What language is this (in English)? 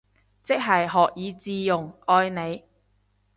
Cantonese